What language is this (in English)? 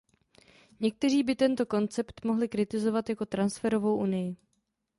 Czech